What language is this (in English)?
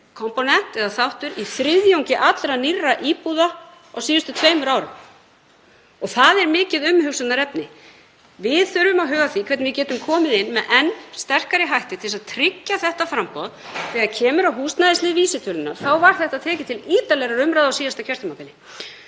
Icelandic